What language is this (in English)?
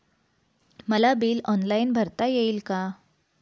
Marathi